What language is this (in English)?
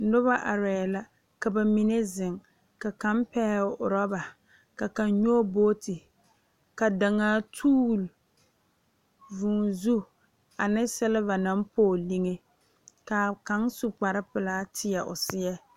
Southern Dagaare